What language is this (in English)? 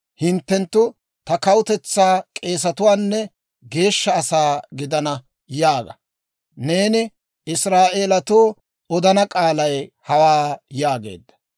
Dawro